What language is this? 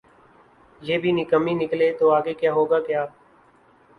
Urdu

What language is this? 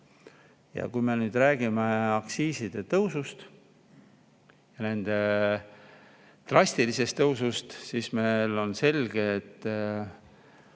Estonian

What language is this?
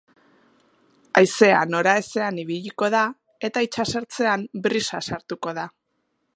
Basque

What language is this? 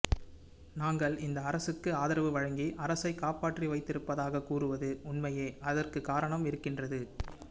Tamil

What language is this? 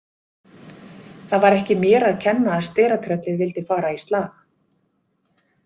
Icelandic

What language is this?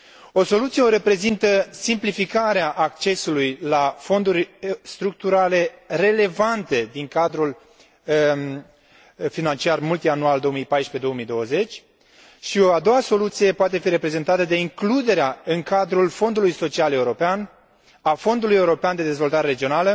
Romanian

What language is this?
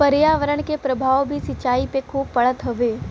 Bhojpuri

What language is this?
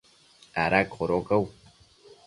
Matsés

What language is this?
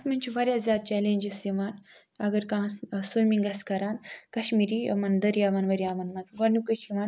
Kashmiri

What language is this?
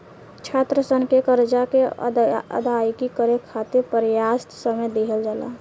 Bhojpuri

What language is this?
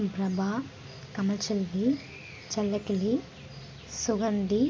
Tamil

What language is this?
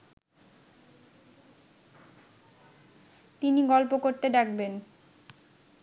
Bangla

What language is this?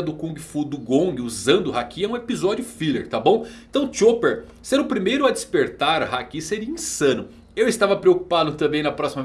Portuguese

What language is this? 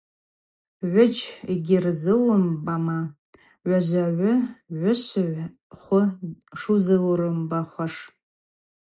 Abaza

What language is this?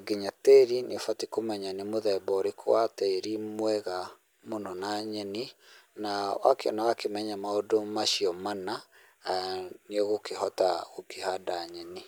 Kikuyu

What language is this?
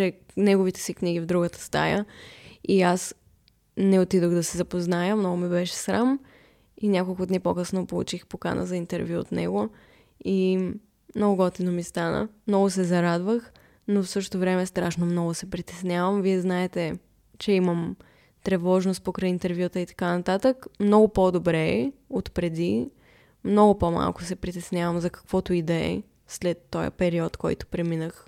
Bulgarian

